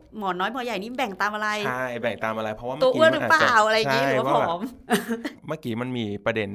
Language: Thai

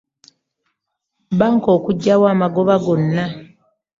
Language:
Ganda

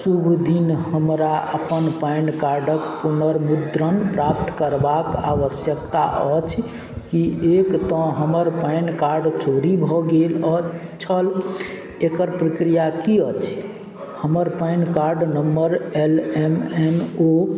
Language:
Maithili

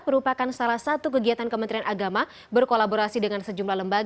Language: Indonesian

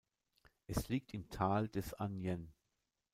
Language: German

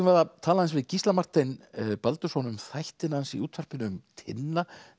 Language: Icelandic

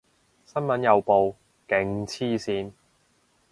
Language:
Cantonese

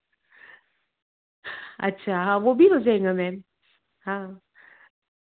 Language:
Hindi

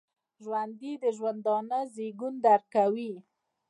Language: Pashto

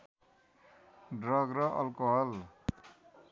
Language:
Nepali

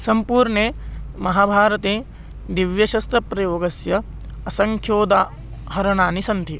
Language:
Sanskrit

